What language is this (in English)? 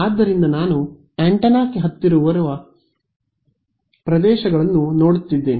Kannada